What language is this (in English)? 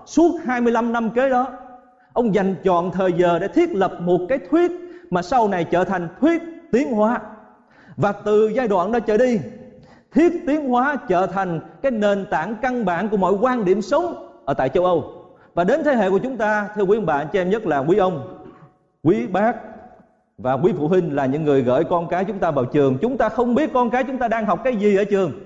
Vietnamese